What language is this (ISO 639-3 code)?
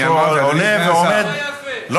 heb